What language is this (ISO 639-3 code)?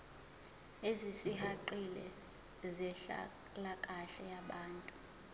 zul